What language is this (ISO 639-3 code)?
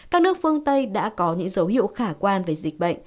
vie